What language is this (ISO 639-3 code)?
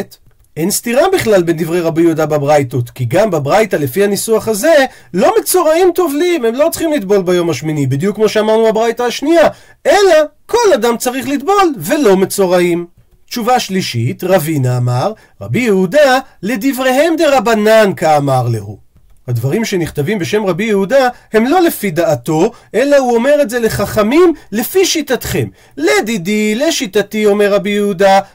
heb